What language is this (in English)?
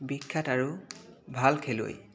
Assamese